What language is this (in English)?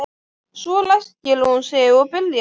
Icelandic